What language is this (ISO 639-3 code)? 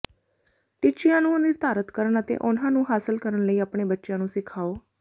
pan